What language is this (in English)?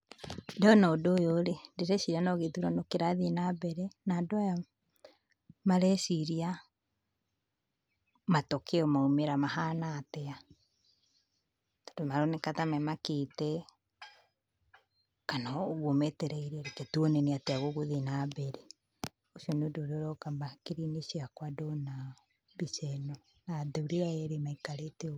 Kikuyu